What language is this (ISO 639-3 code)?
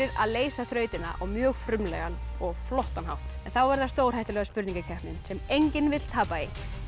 isl